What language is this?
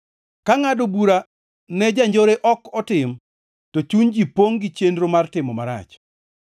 Luo (Kenya and Tanzania)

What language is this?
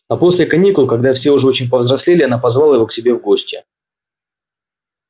Russian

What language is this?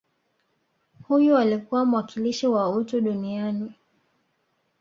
Swahili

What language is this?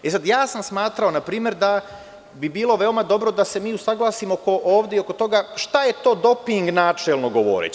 Serbian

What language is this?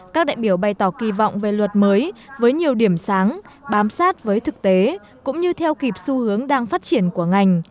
Vietnamese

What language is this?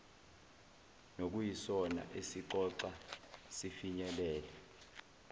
Zulu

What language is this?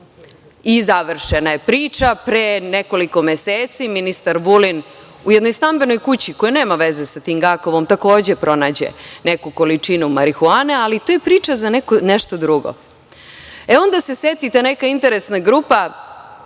Serbian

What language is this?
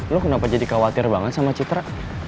Indonesian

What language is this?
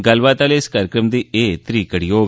Dogri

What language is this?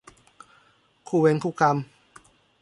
Thai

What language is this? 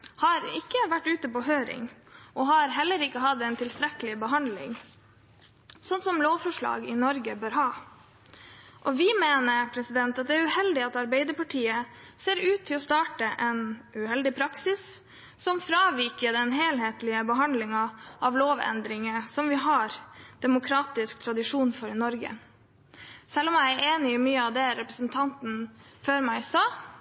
Norwegian Bokmål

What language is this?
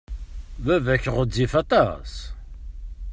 Kabyle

